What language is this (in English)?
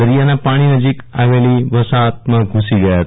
Gujarati